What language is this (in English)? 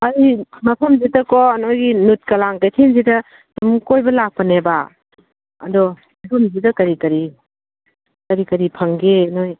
Manipuri